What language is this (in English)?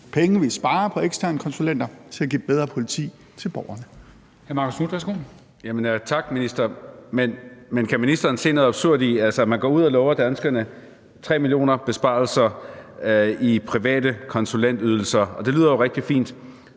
Danish